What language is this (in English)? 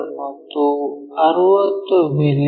Kannada